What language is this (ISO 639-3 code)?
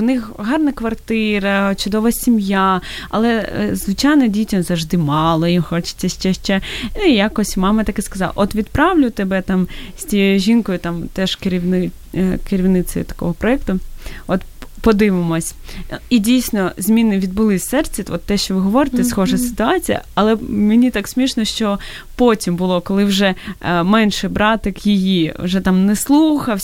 ukr